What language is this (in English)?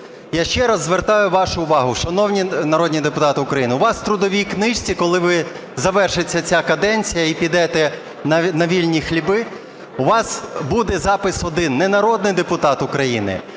Ukrainian